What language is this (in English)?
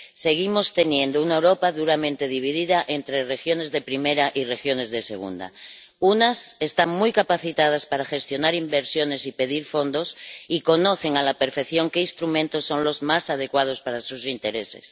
Spanish